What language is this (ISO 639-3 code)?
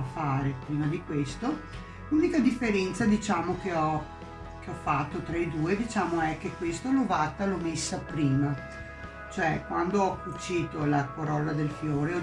ita